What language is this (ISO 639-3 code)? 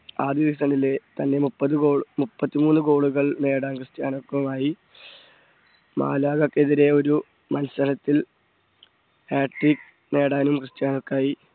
mal